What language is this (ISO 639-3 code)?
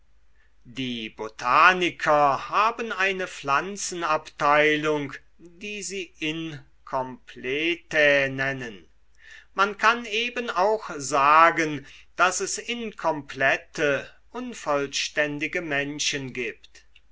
deu